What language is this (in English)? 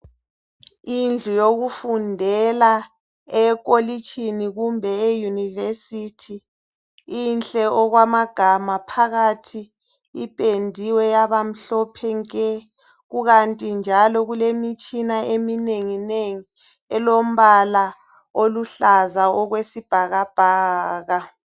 North Ndebele